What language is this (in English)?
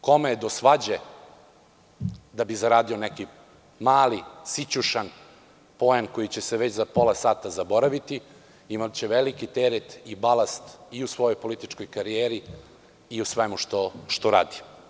Serbian